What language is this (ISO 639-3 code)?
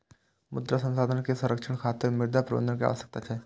mai